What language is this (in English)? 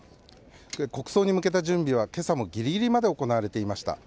Japanese